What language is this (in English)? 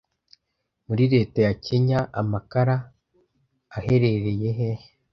Kinyarwanda